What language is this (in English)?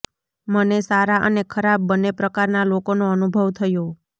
Gujarati